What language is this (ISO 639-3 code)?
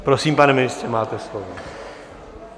ces